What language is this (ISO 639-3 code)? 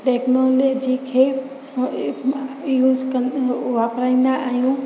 snd